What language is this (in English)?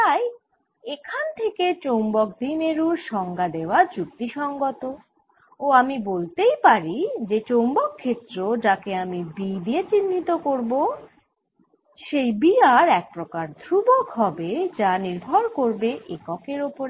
Bangla